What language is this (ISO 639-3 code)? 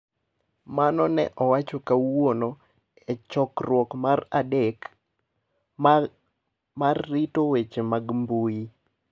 luo